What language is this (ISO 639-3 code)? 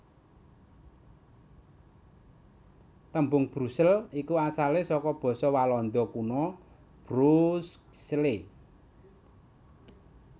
jav